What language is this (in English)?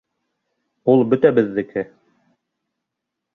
Bashkir